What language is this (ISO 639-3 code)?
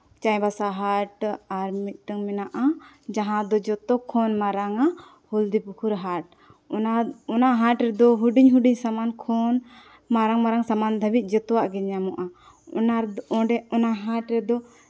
sat